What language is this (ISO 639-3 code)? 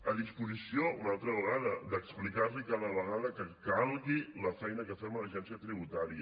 cat